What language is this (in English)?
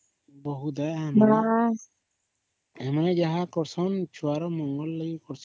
Odia